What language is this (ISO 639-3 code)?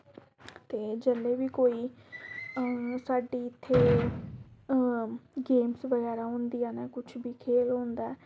doi